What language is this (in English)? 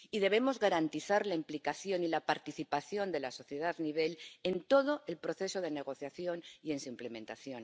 Spanish